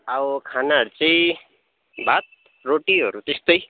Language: Nepali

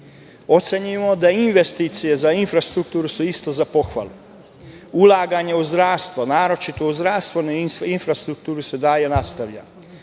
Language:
Serbian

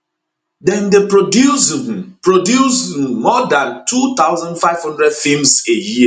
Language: Nigerian Pidgin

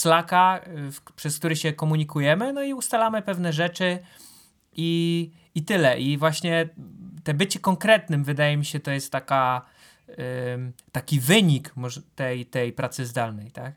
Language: Polish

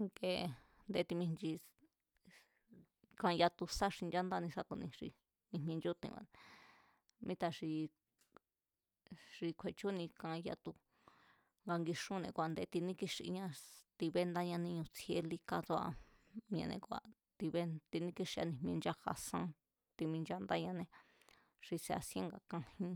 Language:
Mazatlán Mazatec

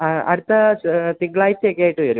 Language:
Malayalam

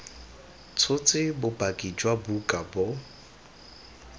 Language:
Tswana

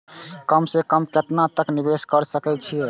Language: Maithili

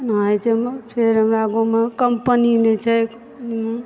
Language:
Maithili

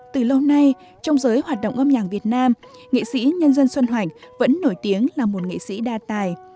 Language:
Vietnamese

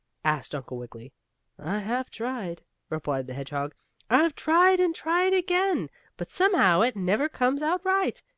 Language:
English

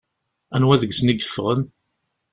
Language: Kabyle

